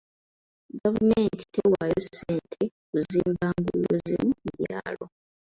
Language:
Ganda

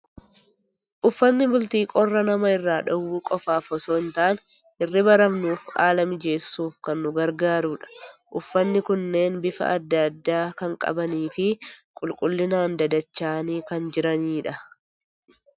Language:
Oromo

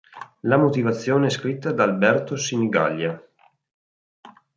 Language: Italian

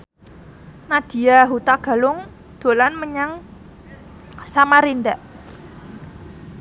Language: Javanese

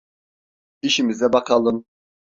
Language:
Turkish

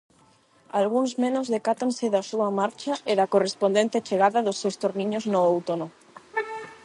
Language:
Galician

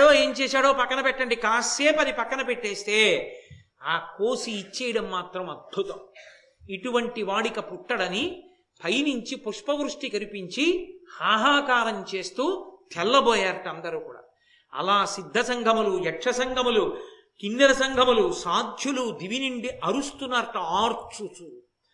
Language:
Telugu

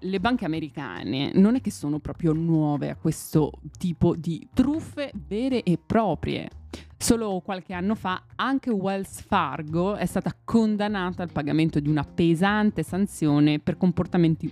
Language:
Italian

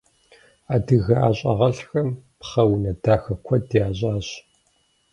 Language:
Kabardian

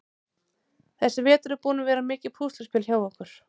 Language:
Icelandic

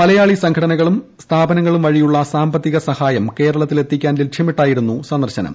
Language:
Malayalam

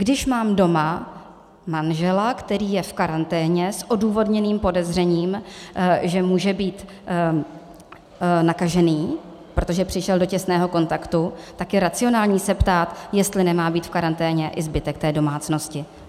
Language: Czech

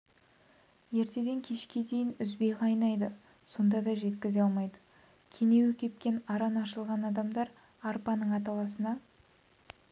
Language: Kazakh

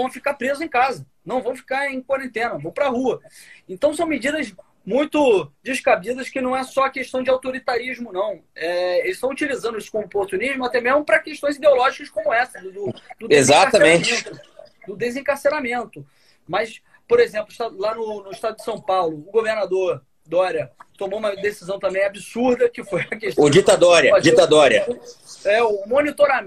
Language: Portuguese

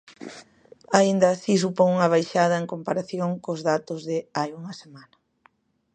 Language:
Galician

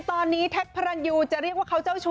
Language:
Thai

